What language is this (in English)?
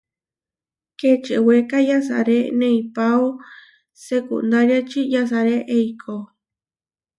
Huarijio